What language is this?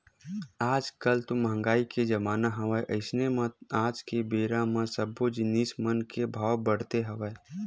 Chhattisgarhi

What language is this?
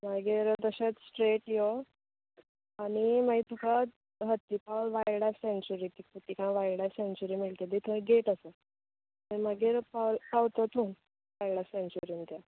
Konkani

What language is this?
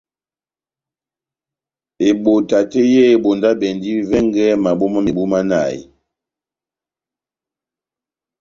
Batanga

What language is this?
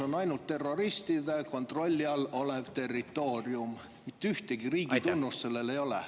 Estonian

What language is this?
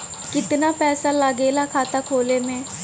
Bhojpuri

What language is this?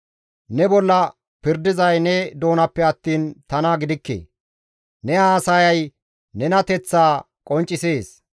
Gamo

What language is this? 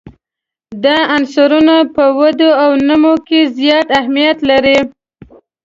Pashto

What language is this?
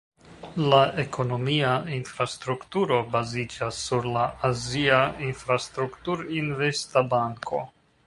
Esperanto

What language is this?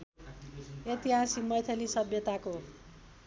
Nepali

